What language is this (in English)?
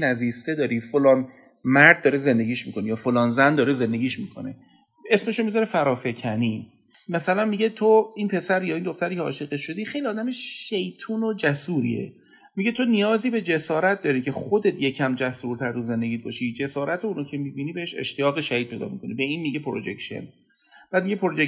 Persian